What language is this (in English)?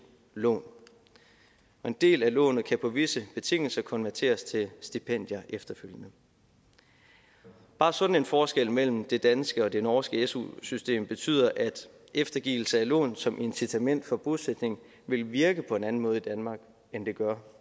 Danish